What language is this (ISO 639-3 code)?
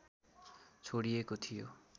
nep